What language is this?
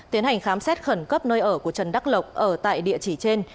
Vietnamese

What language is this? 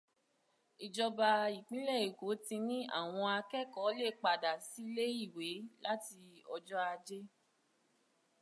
Yoruba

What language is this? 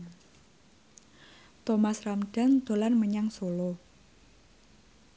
Javanese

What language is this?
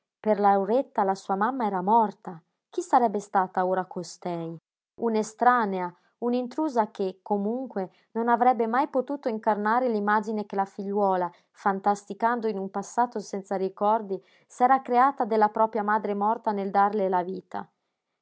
Italian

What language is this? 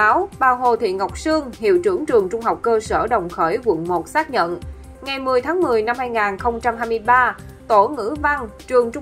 Vietnamese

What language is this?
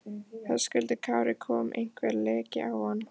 Icelandic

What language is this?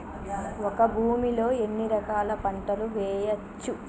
Telugu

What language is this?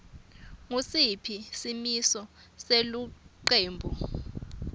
Swati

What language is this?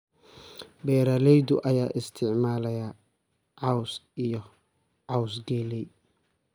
Somali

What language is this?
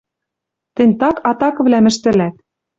Western Mari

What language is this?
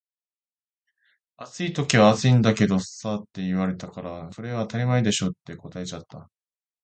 Japanese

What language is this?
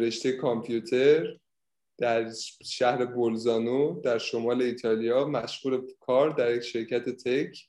Persian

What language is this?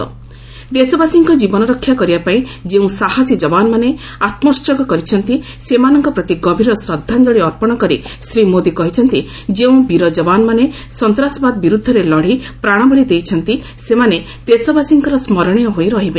Odia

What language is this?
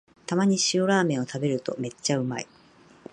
Japanese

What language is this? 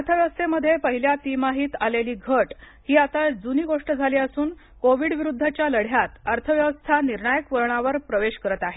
Marathi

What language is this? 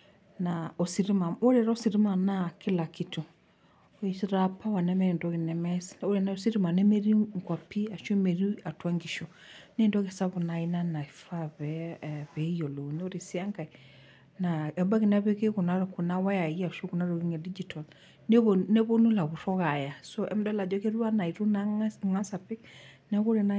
Masai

